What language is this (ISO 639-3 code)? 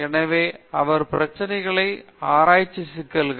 tam